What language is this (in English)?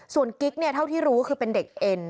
Thai